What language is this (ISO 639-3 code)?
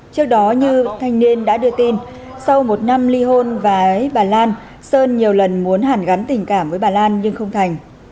vie